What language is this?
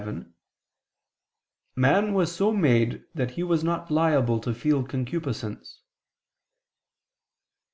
English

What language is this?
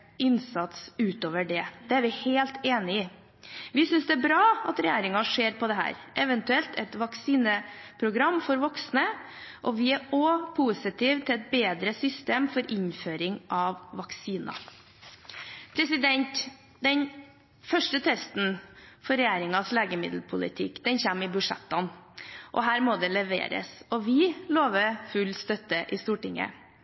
Norwegian Bokmål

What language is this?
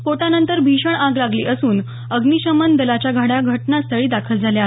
Marathi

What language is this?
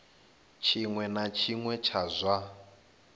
Venda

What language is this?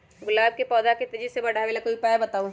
Magahi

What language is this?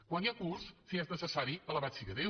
Catalan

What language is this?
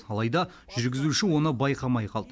Kazakh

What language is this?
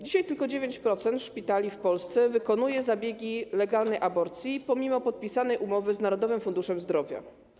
Polish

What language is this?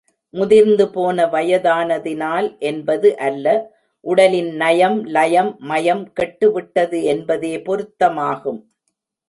Tamil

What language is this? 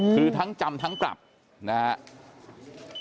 Thai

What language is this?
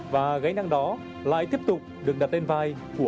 Vietnamese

